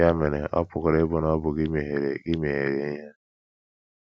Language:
Igbo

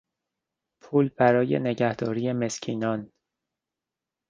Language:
Persian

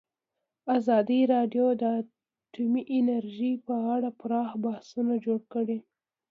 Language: Pashto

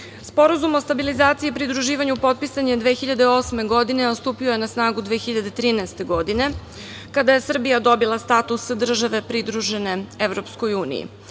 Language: Serbian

